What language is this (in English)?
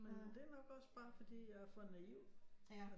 Danish